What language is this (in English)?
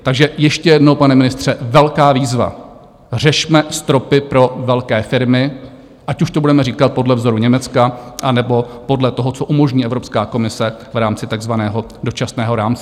Czech